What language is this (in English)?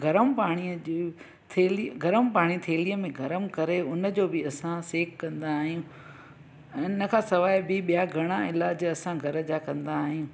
Sindhi